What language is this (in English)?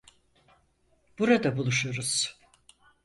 Turkish